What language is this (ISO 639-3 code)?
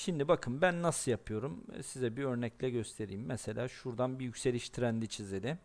tur